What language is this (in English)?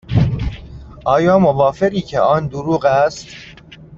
Persian